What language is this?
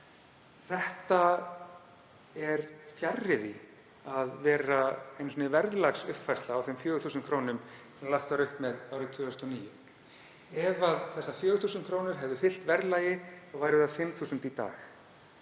Icelandic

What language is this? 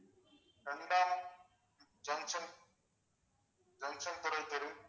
Tamil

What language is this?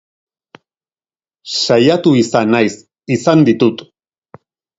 Basque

